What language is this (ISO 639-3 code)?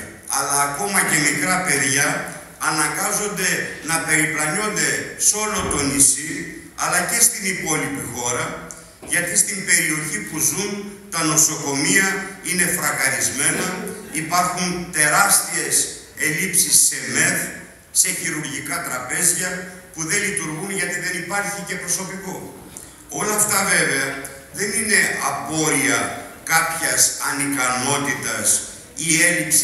ell